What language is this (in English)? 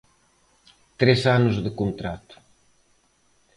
Galician